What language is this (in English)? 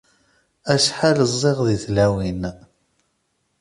Kabyle